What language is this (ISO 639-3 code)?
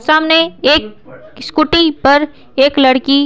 hin